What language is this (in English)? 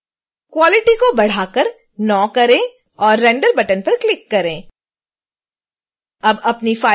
Hindi